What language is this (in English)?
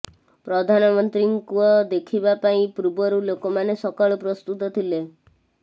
Odia